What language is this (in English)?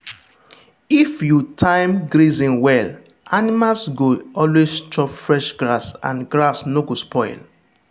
Nigerian Pidgin